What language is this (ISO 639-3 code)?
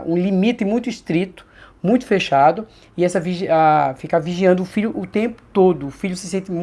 por